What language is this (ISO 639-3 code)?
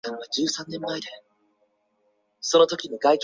zho